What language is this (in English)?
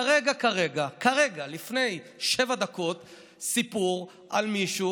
Hebrew